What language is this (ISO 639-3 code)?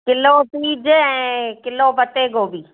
snd